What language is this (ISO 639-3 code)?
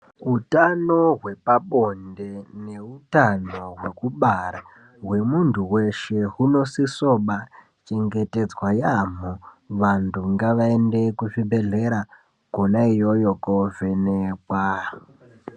ndc